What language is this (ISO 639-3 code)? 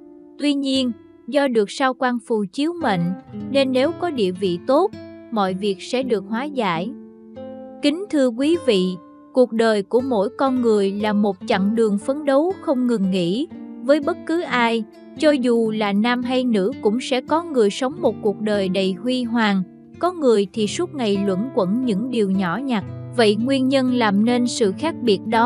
vie